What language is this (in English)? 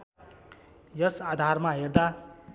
Nepali